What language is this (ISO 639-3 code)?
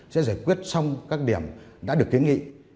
vie